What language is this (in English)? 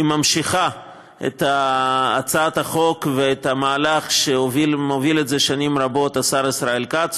Hebrew